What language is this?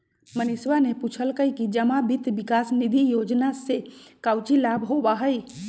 Magahi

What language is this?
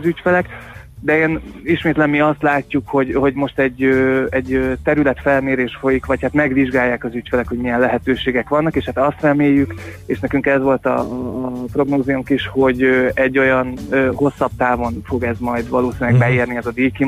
Hungarian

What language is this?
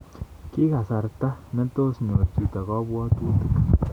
Kalenjin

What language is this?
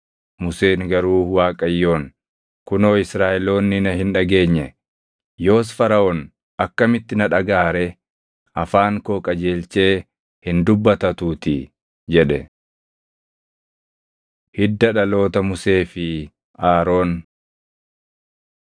Oromo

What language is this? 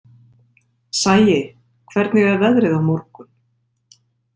Icelandic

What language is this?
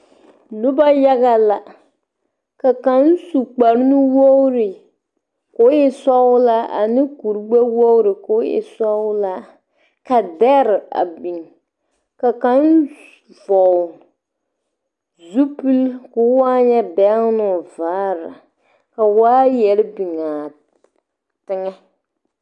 Southern Dagaare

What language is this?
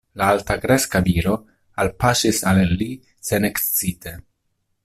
Esperanto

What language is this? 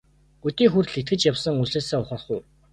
Mongolian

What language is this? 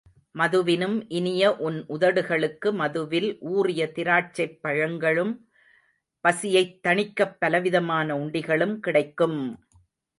Tamil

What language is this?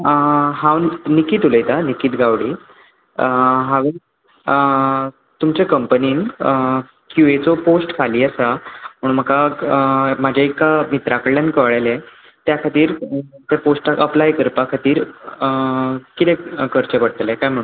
Konkani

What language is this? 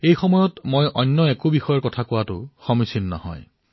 Assamese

